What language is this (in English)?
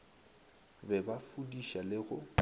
Northern Sotho